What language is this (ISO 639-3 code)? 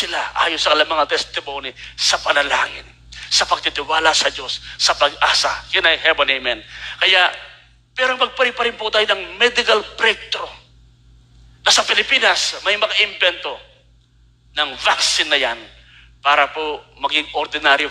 fil